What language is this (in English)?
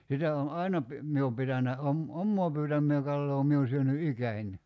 Finnish